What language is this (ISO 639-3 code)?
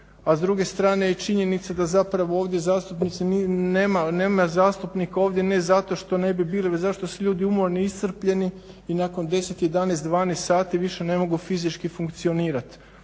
hrv